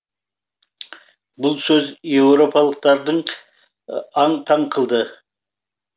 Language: Kazakh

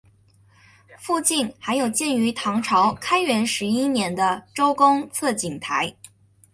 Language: Chinese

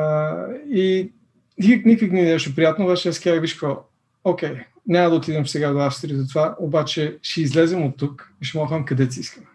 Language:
Bulgarian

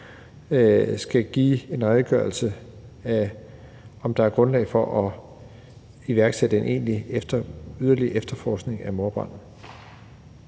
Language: Danish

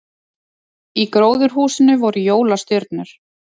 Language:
Icelandic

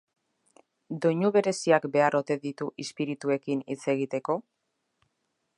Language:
Basque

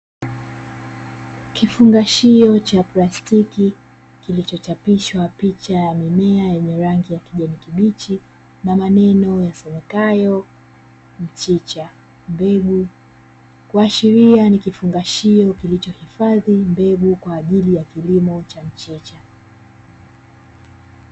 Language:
Swahili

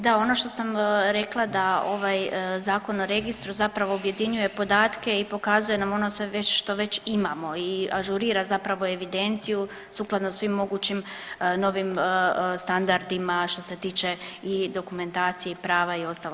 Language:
Croatian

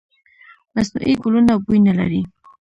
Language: Pashto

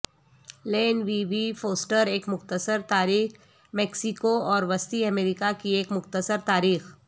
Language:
Urdu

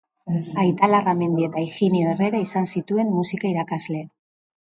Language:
Basque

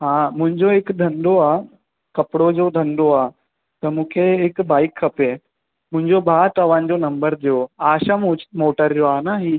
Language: Sindhi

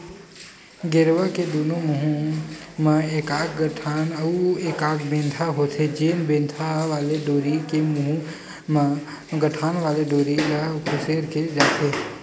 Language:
Chhattisgarhi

